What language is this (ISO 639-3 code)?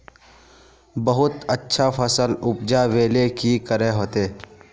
mag